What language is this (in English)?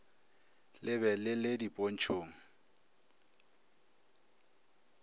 Northern Sotho